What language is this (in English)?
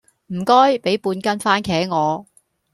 Cantonese